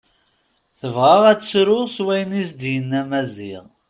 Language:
Kabyle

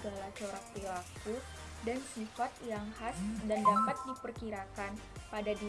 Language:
Indonesian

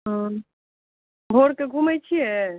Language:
Maithili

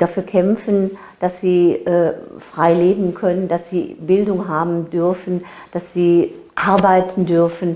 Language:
German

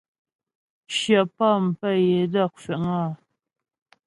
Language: Ghomala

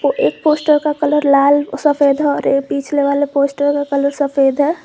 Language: Hindi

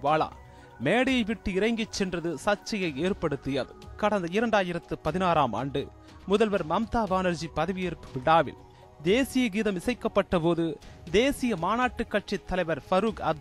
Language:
Tamil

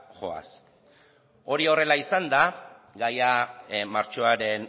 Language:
Basque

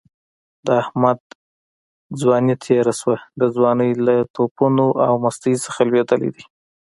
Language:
Pashto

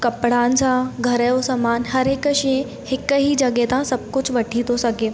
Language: Sindhi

